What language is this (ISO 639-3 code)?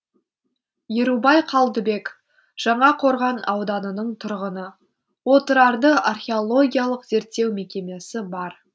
kaz